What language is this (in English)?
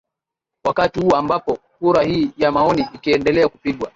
Swahili